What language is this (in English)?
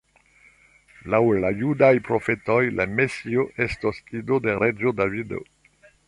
Esperanto